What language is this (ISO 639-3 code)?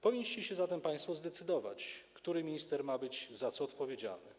pol